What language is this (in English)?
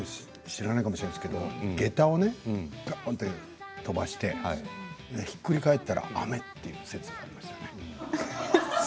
Japanese